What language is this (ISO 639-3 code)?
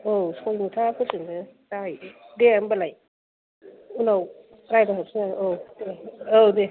brx